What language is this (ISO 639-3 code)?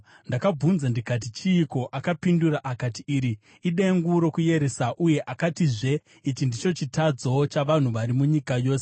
sna